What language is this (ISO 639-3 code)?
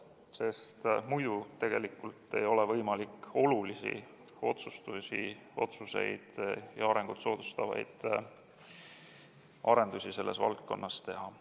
est